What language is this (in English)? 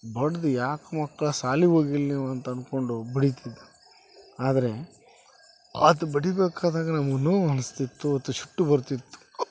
Kannada